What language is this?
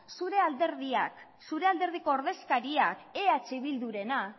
Basque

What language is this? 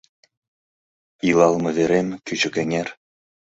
Mari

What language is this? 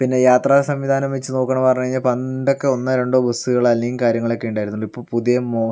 Malayalam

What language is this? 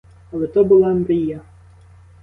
Ukrainian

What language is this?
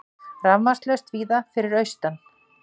Icelandic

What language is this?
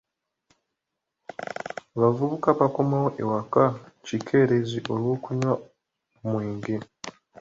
Ganda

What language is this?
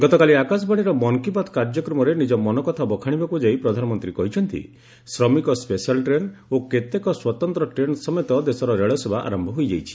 Odia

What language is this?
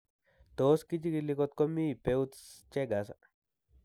Kalenjin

